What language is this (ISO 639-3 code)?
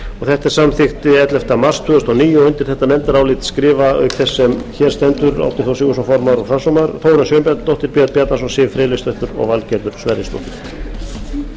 isl